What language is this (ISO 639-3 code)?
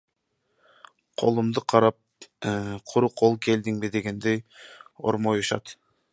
kir